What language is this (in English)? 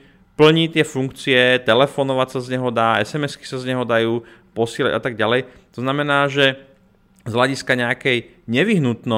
Slovak